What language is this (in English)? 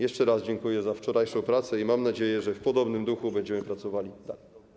Polish